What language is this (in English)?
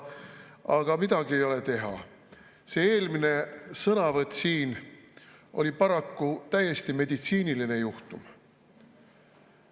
Estonian